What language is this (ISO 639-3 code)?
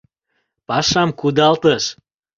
chm